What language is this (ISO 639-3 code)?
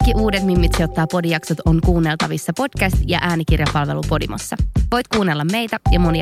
fin